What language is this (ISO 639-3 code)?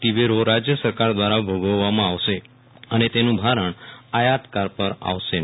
guj